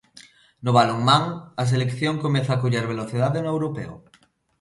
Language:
Galician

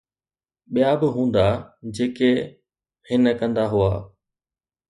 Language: Sindhi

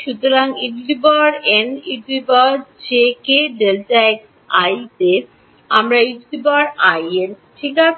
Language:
Bangla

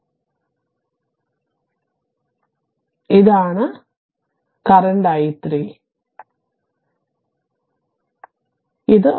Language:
Malayalam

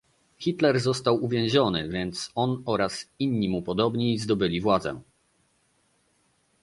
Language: Polish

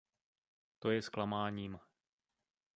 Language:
Czech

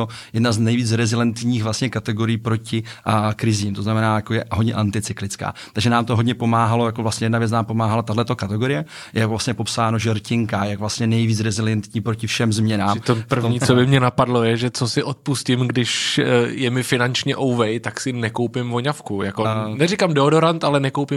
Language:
Czech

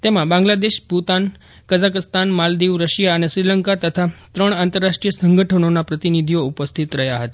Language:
Gujarati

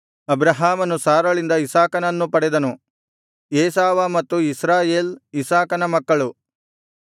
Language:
Kannada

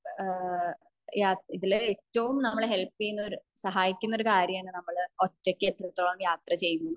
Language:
Malayalam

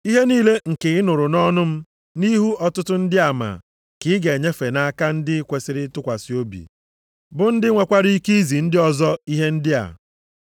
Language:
Igbo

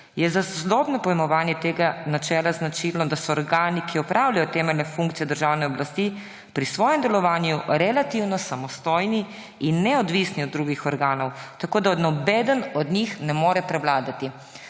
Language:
Slovenian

